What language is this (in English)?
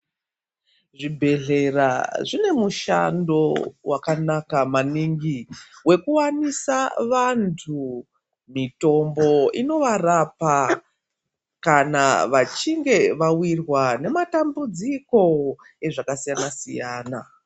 Ndau